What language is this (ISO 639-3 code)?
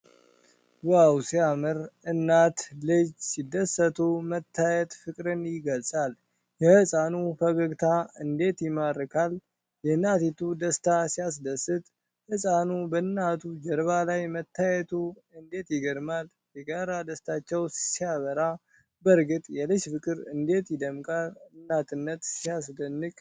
amh